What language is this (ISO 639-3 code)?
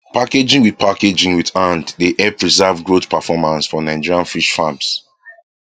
pcm